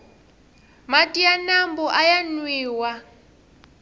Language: Tsonga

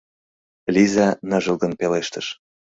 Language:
Mari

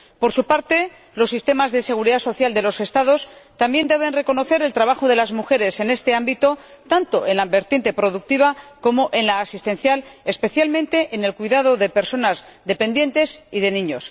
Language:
Spanish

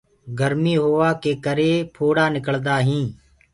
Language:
Gurgula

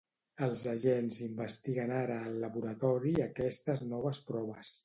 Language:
Catalan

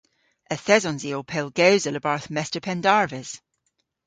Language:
Cornish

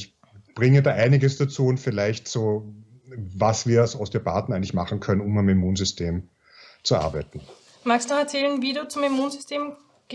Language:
German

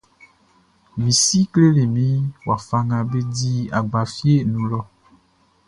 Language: Baoulé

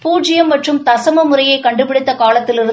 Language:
Tamil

